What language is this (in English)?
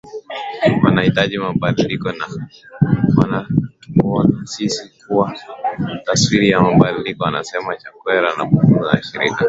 Swahili